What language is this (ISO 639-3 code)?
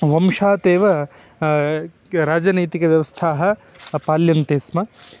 san